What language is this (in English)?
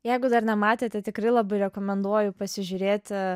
Lithuanian